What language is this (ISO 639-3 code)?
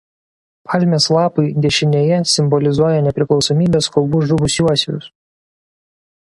lit